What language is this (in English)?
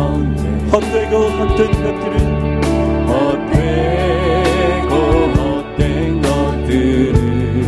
Korean